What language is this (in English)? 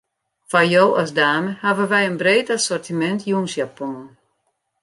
Western Frisian